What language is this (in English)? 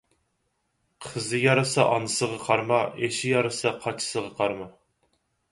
Uyghur